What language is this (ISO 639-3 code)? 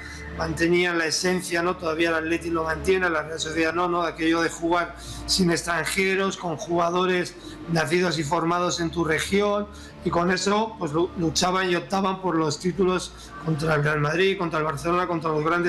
spa